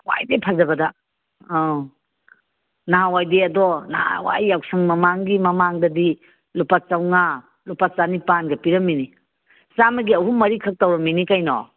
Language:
Manipuri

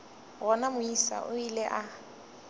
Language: Northern Sotho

